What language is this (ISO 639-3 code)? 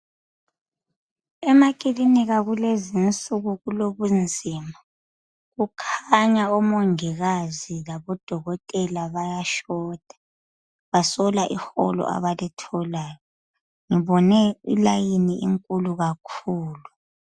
nde